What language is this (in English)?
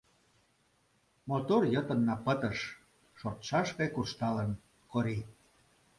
Mari